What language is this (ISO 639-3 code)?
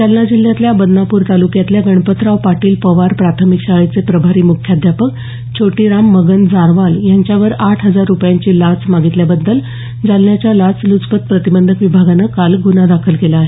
mar